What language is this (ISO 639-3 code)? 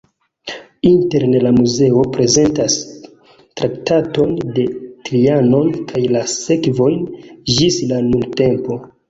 epo